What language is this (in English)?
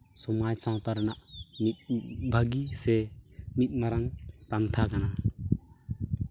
Santali